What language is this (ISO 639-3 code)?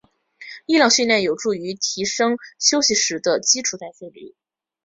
zho